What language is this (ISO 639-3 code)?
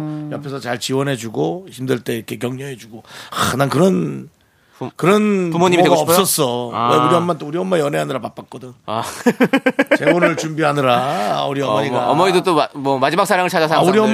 kor